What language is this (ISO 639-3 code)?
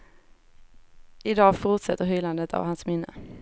swe